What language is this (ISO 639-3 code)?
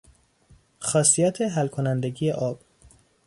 fas